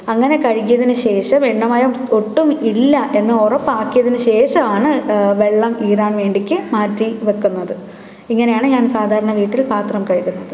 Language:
Malayalam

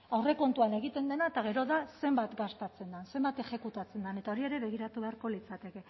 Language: Basque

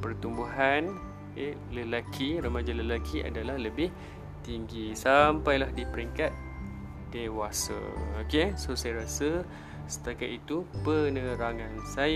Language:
Malay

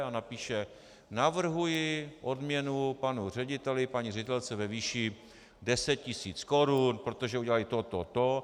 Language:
Czech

